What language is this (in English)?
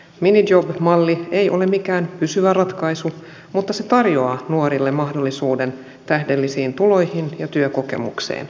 Finnish